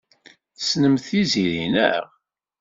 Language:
Kabyle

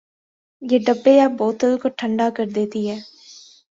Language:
Urdu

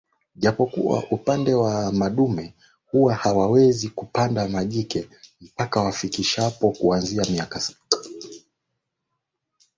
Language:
Swahili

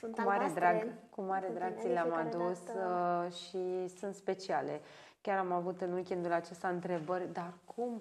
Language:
Romanian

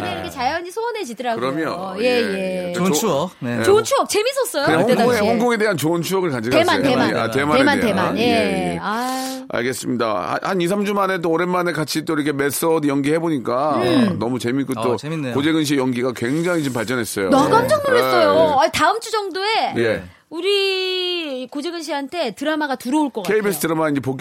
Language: Korean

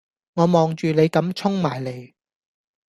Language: Cantonese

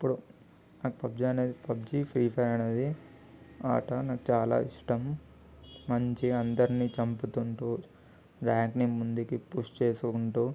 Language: Telugu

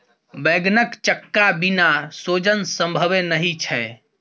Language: Maithili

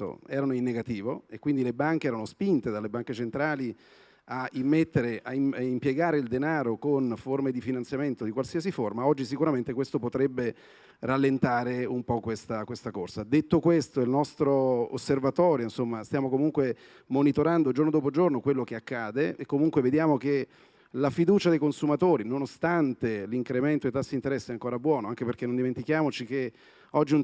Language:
Italian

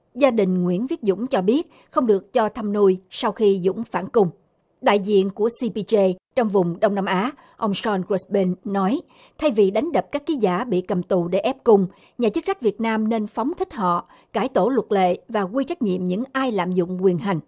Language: Vietnamese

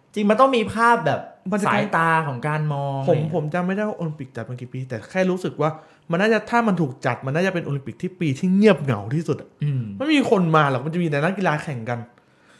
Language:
Thai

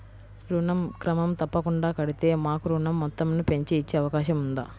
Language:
Telugu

